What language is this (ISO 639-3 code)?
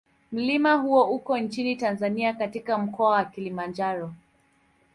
swa